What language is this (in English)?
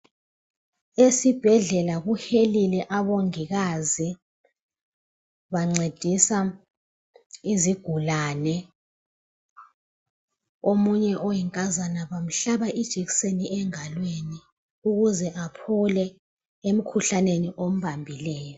North Ndebele